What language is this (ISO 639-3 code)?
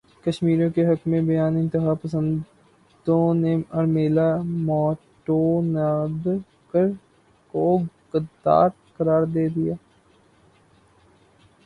urd